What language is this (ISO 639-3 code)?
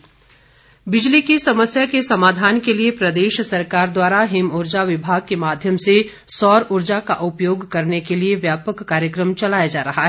hin